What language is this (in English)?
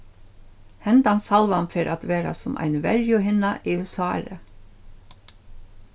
Faroese